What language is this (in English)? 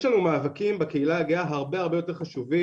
Hebrew